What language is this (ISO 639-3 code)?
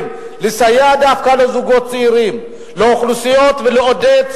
heb